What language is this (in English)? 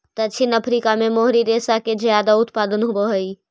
Magahi